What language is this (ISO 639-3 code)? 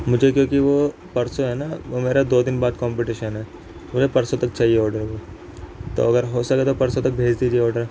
urd